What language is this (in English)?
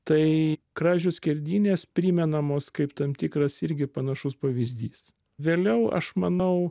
Lithuanian